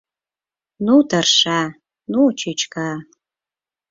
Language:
Mari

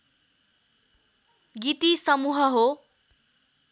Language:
Nepali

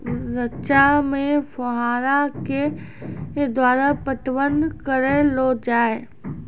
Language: Maithili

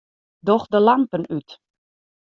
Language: Western Frisian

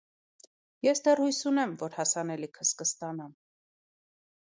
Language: Armenian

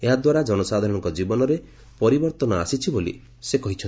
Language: Odia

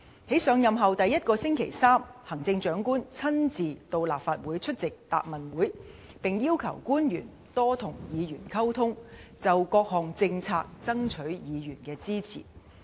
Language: Cantonese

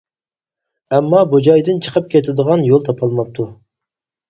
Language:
Uyghur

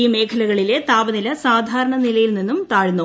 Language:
Malayalam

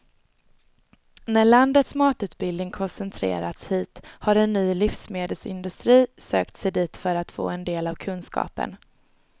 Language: Swedish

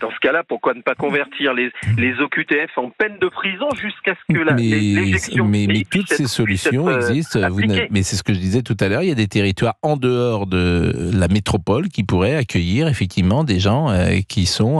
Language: French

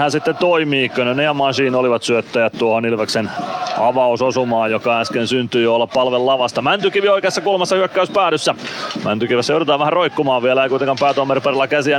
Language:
Finnish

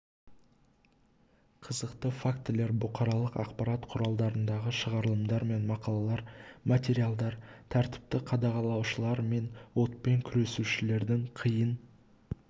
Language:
Kazakh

